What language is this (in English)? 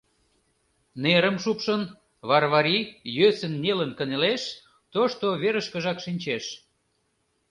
Mari